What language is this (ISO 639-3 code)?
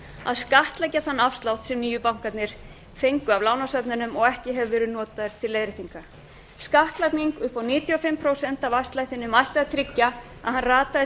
isl